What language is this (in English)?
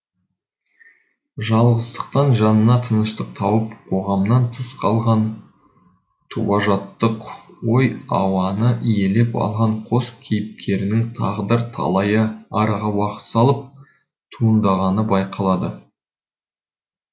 Kazakh